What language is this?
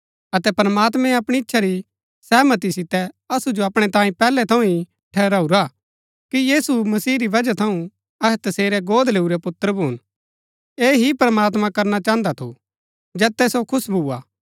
Gaddi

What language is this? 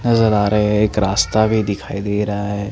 Hindi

